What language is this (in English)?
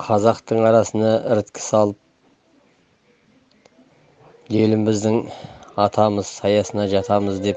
Turkish